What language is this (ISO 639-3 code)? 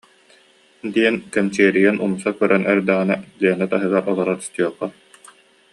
sah